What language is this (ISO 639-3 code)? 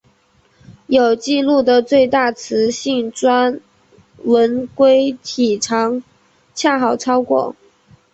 zho